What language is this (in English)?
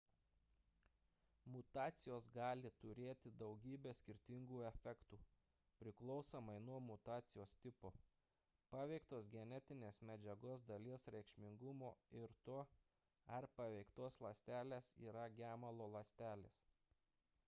Lithuanian